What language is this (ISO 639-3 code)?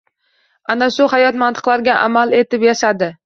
uzb